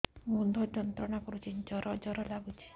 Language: Odia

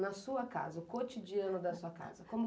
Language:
Portuguese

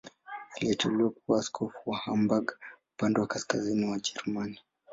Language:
Swahili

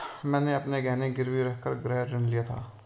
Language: Hindi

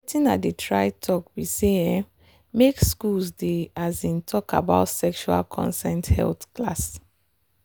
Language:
Nigerian Pidgin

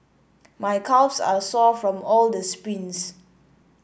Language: English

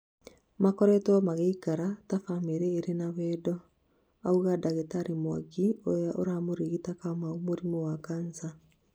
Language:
Kikuyu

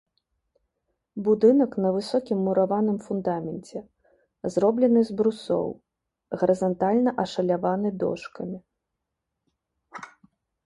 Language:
Belarusian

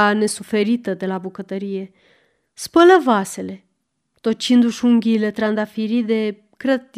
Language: Romanian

